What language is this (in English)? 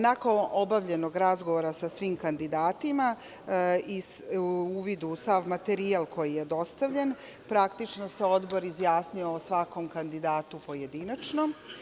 Serbian